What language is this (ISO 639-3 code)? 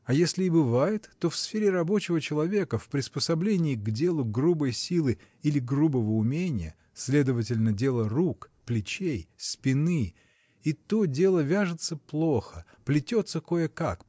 rus